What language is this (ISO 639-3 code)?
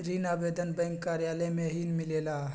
mag